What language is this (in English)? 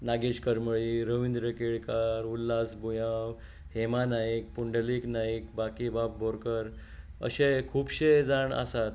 Konkani